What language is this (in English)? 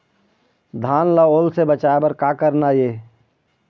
Chhattisgarhi